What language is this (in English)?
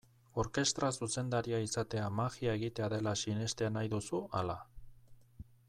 Basque